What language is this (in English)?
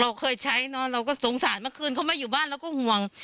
Thai